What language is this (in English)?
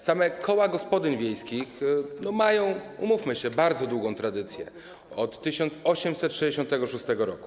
Polish